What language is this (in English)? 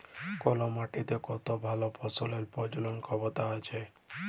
Bangla